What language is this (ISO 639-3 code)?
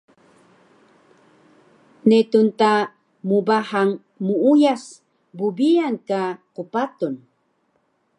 trv